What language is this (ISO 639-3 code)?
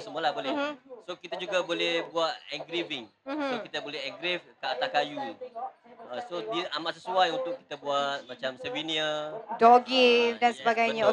msa